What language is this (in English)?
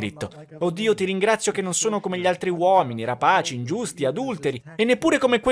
Italian